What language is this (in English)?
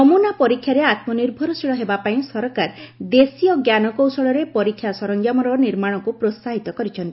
Odia